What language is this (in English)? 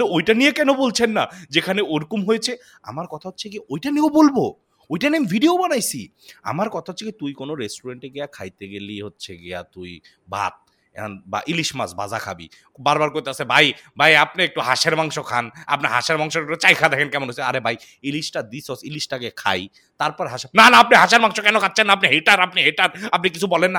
Bangla